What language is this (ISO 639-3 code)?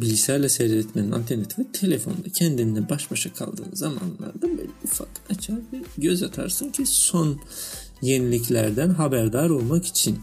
tur